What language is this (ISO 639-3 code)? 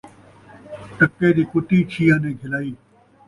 skr